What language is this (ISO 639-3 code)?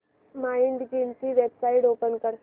mar